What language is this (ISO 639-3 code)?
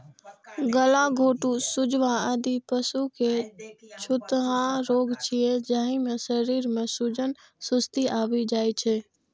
mai